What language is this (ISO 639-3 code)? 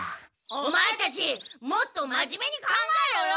jpn